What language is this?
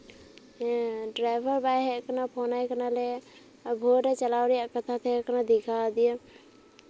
Santali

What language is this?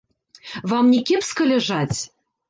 Belarusian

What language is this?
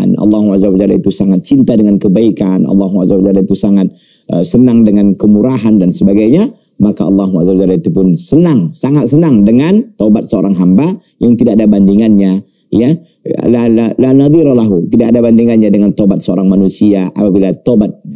Indonesian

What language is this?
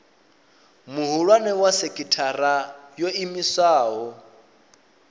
Venda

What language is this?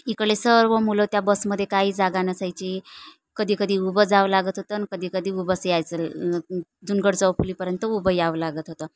Marathi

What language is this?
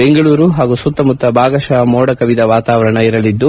Kannada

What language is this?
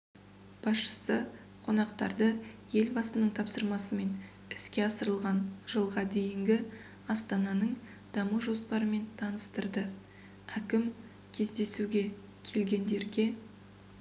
Kazakh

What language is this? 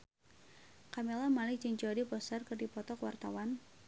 Sundanese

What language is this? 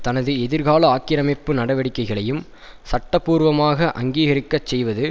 Tamil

